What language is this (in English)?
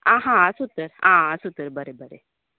Konkani